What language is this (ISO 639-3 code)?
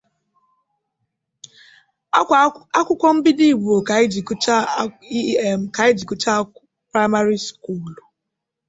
ibo